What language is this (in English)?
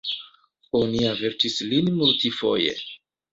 Esperanto